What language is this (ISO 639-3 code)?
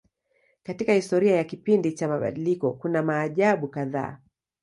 swa